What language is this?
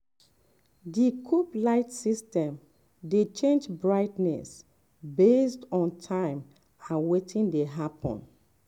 Nigerian Pidgin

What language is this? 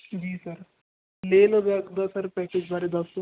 Punjabi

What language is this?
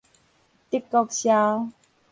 Min Nan Chinese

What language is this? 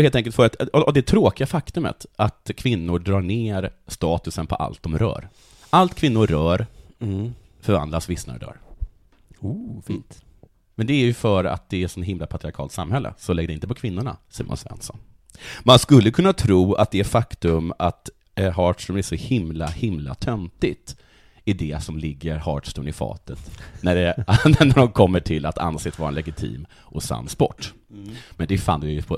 Swedish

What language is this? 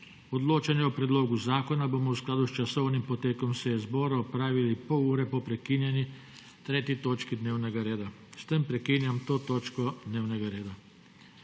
Slovenian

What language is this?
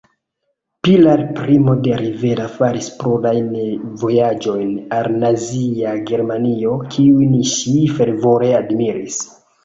Esperanto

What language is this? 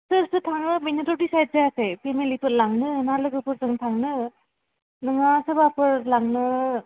Bodo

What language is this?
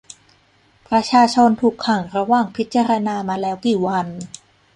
Thai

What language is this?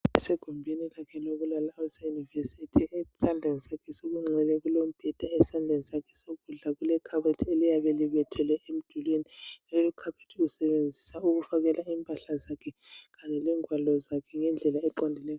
North Ndebele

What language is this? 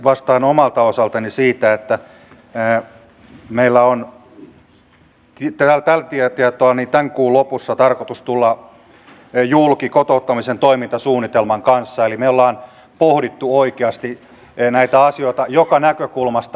Finnish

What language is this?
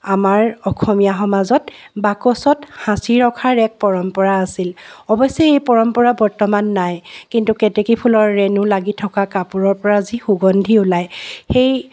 Assamese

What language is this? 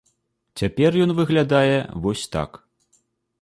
Belarusian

